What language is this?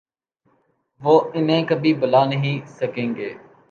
Urdu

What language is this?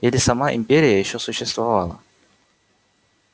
Russian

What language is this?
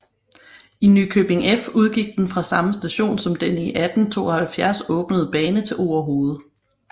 Danish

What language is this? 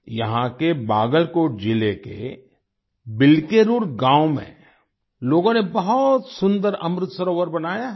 Hindi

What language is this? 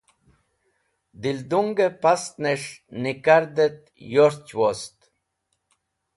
Wakhi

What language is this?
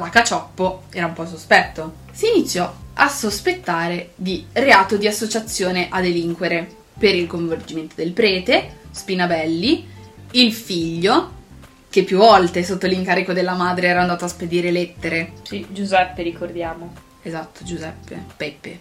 Italian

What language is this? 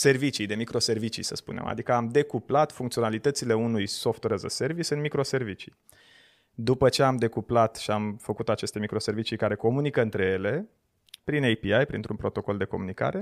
Romanian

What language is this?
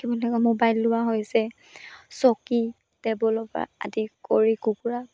Assamese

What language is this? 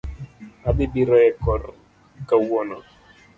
Luo (Kenya and Tanzania)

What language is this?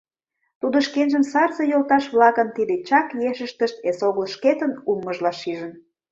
Mari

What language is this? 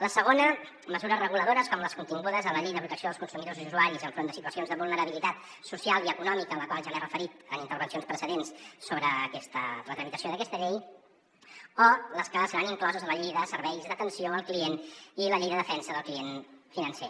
Catalan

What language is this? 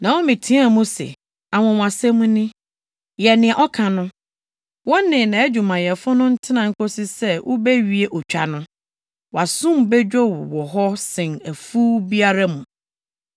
Akan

